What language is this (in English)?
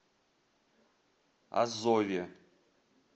Russian